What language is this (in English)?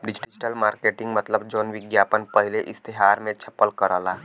Bhojpuri